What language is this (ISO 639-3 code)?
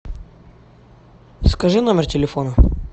rus